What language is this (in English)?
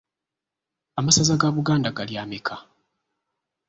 Ganda